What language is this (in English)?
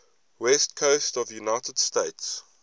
English